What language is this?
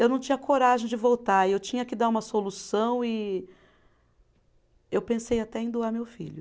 Portuguese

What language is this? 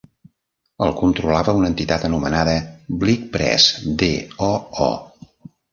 Catalan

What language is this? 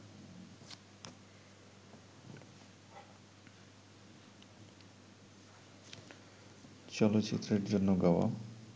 Bangla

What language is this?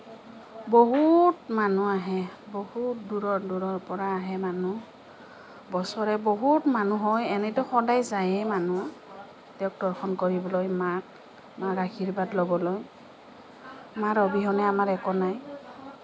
Assamese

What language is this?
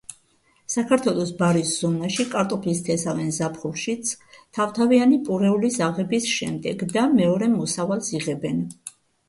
Georgian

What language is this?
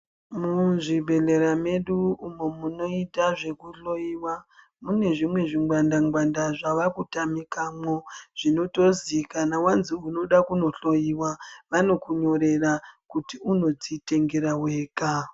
Ndau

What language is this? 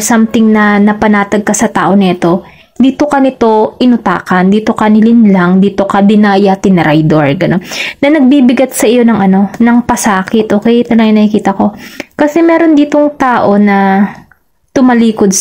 Filipino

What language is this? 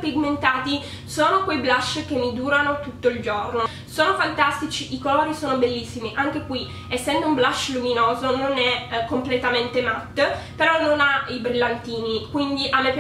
Italian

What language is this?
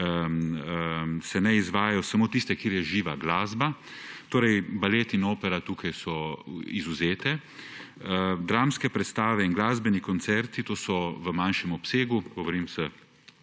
Slovenian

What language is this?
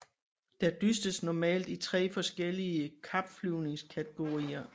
Danish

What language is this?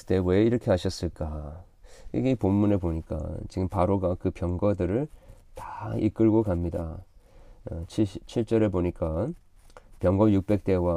Korean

